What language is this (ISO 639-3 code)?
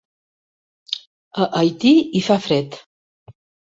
cat